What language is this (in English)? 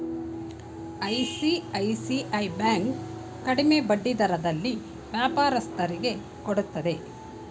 Kannada